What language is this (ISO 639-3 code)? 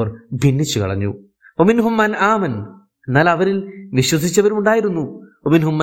mal